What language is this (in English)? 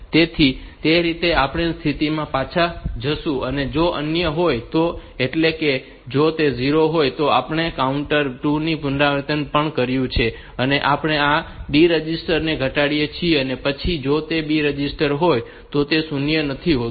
Gujarati